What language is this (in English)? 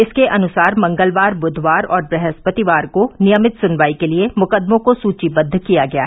Hindi